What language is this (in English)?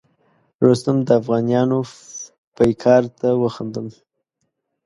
Pashto